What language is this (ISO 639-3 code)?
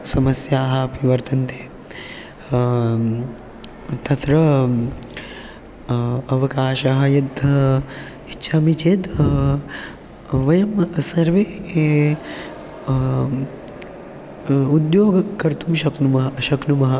san